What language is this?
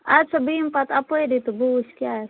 Kashmiri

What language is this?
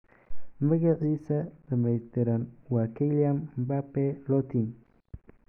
Somali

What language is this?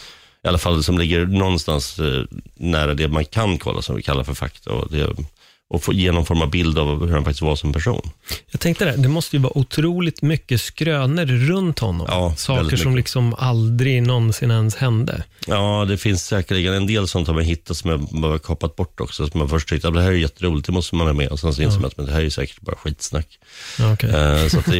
Swedish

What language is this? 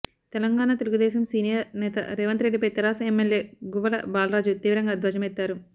Telugu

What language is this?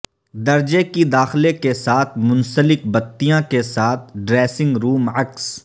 Urdu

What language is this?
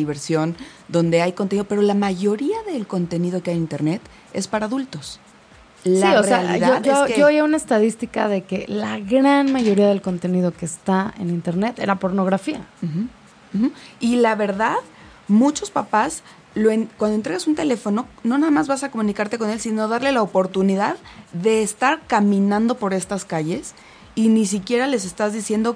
Spanish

